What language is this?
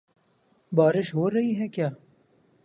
Urdu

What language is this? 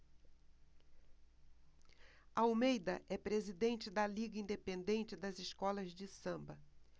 Portuguese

